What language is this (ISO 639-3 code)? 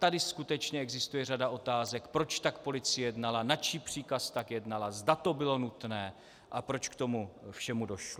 ces